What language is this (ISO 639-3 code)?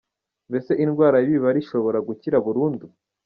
kin